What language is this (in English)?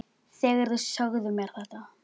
Icelandic